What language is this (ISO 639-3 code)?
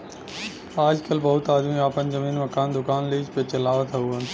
bho